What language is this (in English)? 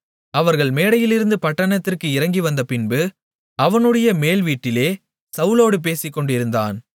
Tamil